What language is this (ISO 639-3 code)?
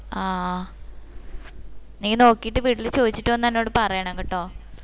mal